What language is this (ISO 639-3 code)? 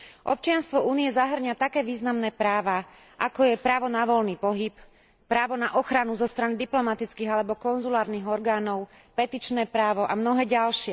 slk